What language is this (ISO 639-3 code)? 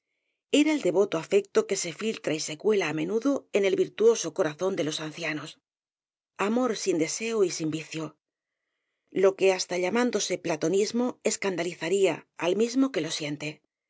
spa